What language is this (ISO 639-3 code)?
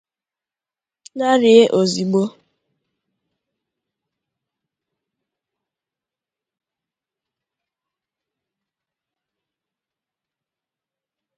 ibo